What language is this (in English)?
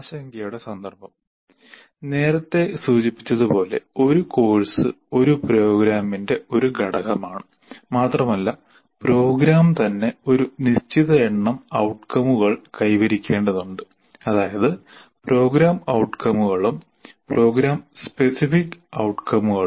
Malayalam